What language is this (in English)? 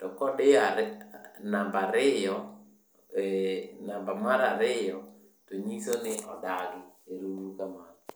Luo (Kenya and Tanzania)